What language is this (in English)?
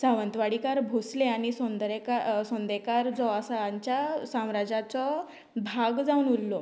Konkani